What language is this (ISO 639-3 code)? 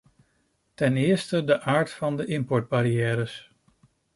nld